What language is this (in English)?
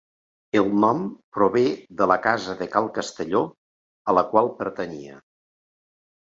Catalan